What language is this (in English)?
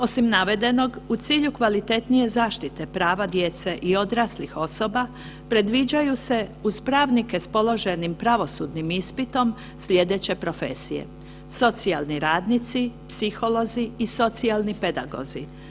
Croatian